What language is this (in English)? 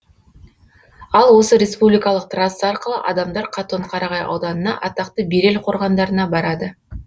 Kazakh